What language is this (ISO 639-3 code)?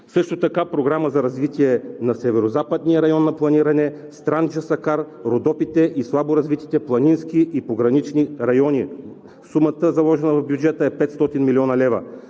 bul